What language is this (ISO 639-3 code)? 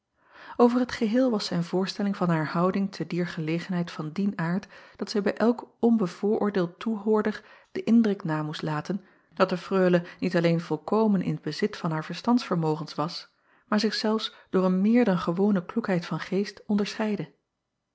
nld